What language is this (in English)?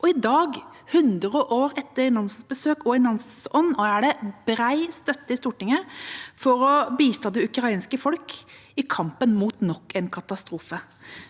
Norwegian